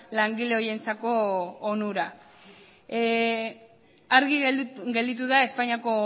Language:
Basque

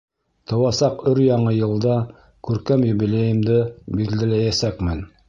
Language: Bashkir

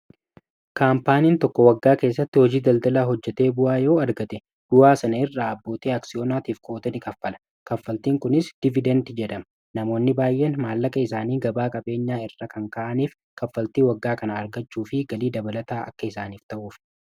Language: Oromo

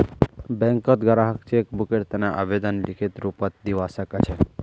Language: Magahi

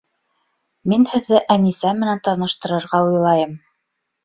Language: Bashkir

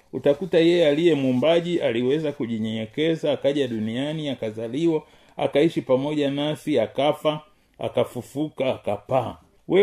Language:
Swahili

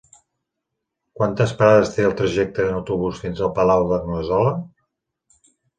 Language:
Catalan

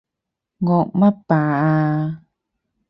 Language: Cantonese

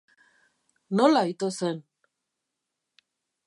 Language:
Basque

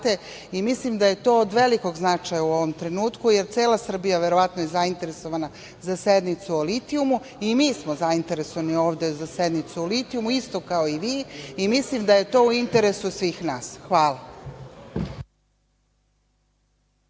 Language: Serbian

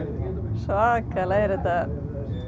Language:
Icelandic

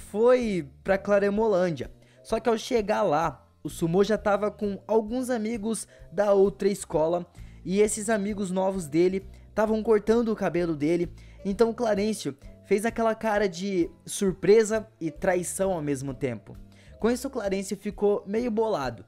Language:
Portuguese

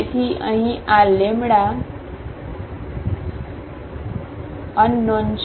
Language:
Gujarati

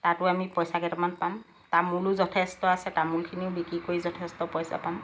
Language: Assamese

